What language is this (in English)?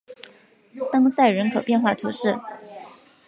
Chinese